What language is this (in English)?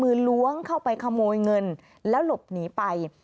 Thai